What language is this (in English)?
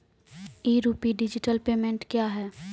Maithili